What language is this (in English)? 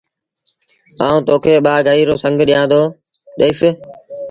Sindhi Bhil